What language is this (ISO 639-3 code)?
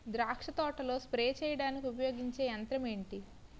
tel